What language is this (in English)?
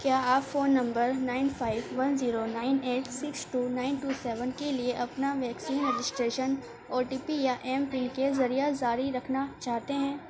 Urdu